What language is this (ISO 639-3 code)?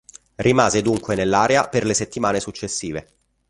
ita